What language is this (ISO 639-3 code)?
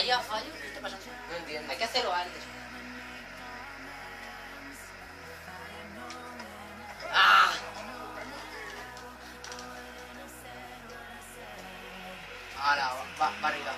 spa